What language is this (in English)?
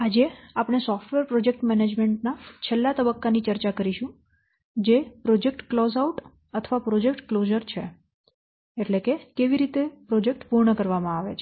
Gujarati